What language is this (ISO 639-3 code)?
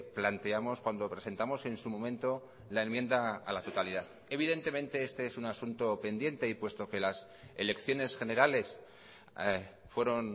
spa